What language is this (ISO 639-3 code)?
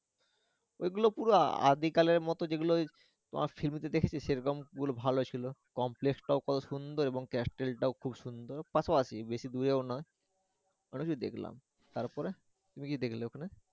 ben